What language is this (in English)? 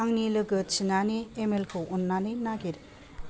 Bodo